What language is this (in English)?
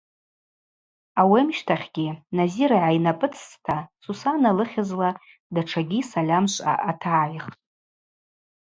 Abaza